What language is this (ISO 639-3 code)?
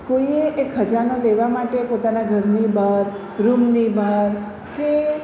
guj